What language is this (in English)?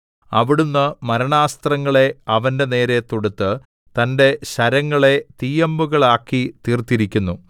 Malayalam